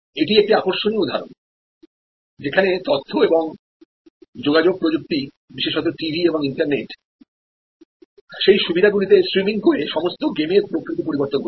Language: Bangla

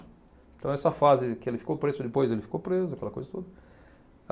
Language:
Portuguese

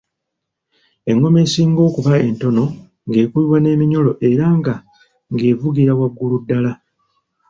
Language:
Ganda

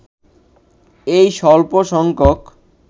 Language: Bangla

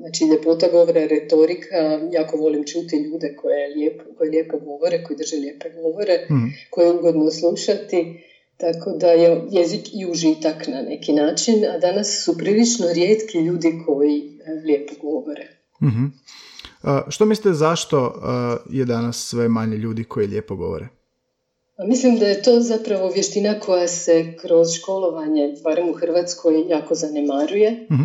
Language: Croatian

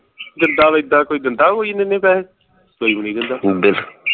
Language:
Punjabi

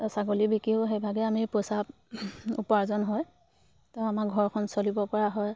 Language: Assamese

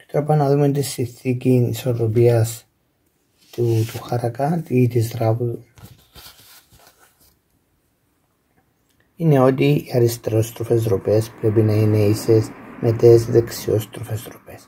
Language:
Greek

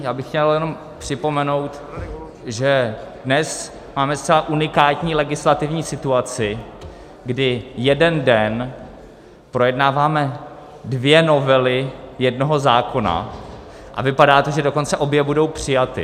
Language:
Czech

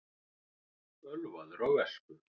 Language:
Icelandic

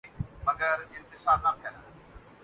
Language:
Urdu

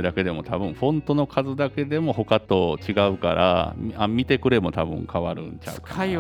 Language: Japanese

